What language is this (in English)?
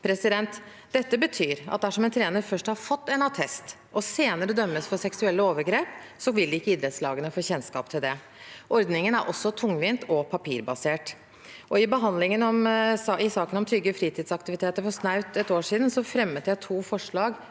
Norwegian